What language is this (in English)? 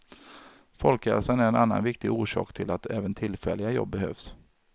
Swedish